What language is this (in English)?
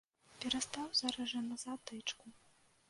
Belarusian